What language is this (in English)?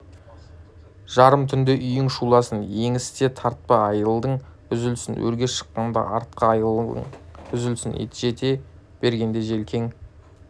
Kazakh